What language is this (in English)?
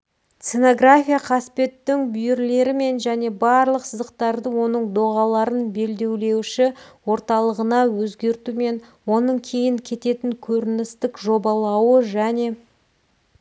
Kazakh